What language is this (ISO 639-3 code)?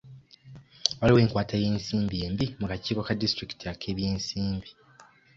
lug